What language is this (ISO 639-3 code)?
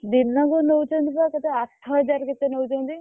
ori